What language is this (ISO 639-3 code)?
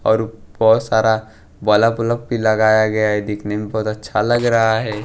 hin